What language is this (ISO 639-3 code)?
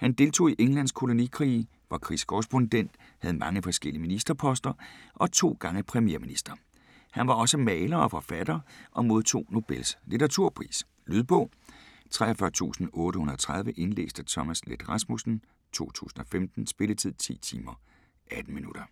dan